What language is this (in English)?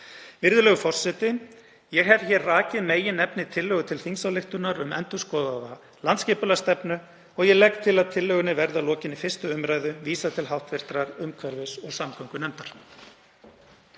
Icelandic